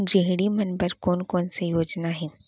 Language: Chhattisgarhi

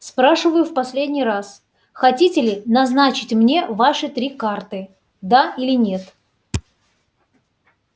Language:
Russian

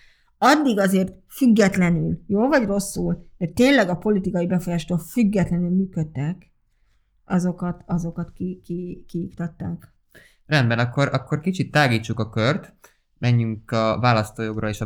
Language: Hungarian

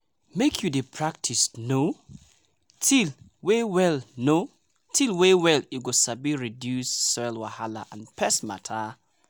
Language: Nigerian Pidgin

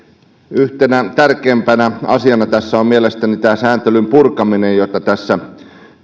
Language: Finnish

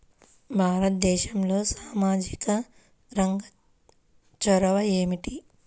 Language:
Telugu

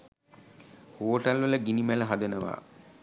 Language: Sinhala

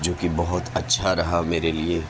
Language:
Urdu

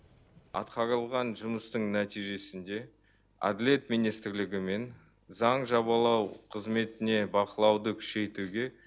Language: Kazakh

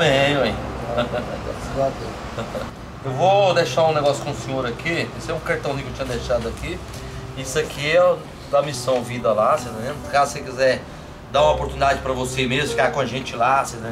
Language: Portuguese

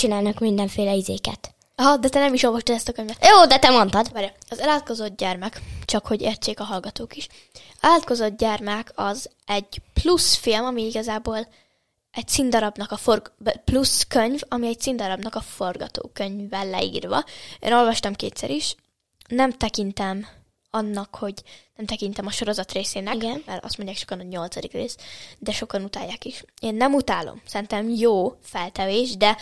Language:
Hungarian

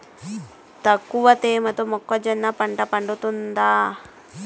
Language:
Telugu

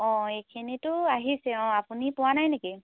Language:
Assamese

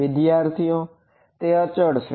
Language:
Gujarati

